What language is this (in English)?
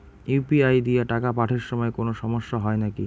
Bangla